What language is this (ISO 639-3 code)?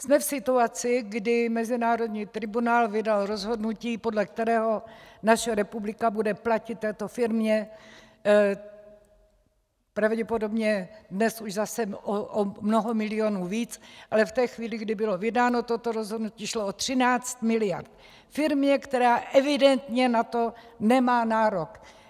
ces